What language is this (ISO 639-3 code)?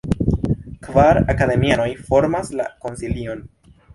epo